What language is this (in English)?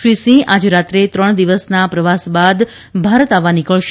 Gujarati